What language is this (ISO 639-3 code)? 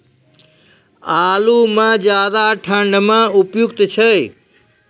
mai